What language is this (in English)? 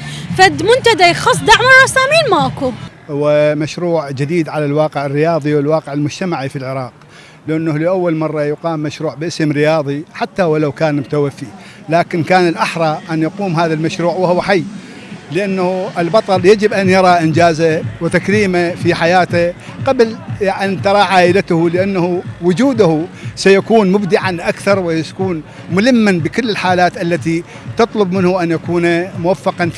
Arabic